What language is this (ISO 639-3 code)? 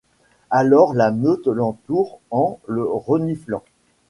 fra